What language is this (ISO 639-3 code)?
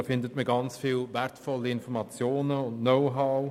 gsw